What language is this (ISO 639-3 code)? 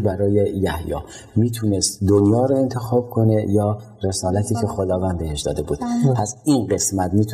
fas